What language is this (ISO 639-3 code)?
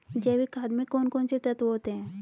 hin